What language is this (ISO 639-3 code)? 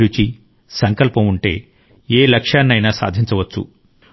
tel